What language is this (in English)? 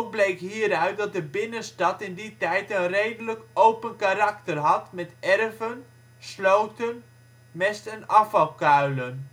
Dutch